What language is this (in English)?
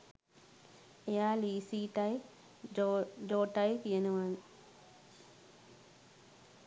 Sinhala